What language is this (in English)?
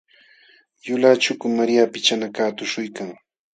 Jauja Wanca Quechua